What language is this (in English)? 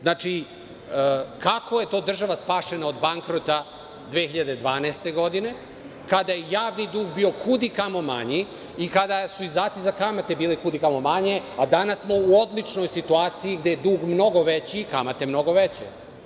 Serbian